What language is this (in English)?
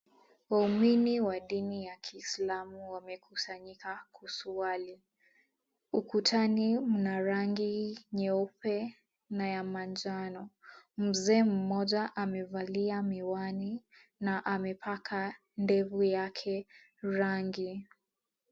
Swahili